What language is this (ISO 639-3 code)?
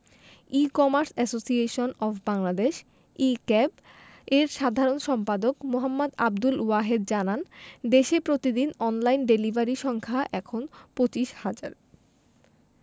ben